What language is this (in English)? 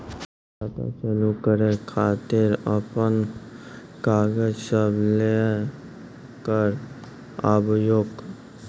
Maithili